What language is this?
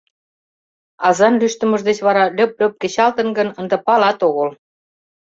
Mari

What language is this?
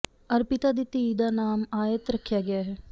Punjabi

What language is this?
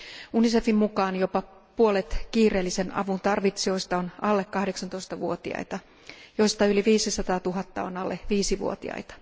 Finnish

